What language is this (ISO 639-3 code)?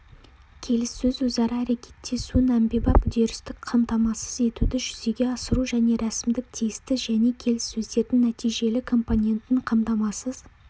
kaz